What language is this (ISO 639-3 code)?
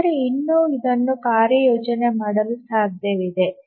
kan